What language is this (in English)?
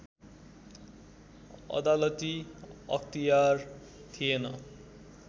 Nepali